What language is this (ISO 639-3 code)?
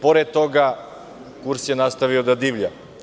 srp